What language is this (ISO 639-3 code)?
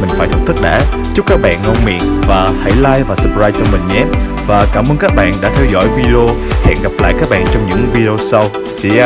vie